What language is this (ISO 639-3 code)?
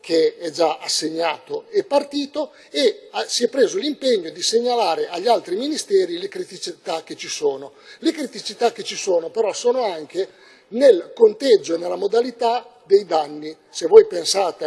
ita